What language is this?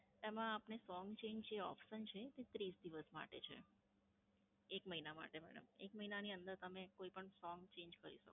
Gujarati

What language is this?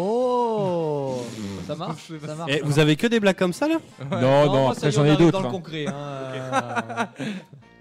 French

